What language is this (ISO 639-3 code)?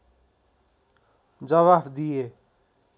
nep